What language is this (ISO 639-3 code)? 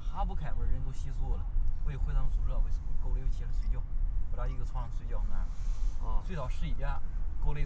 zho